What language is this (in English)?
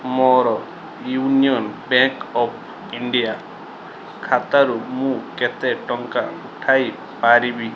Odia